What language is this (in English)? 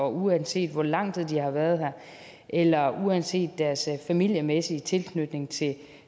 Danish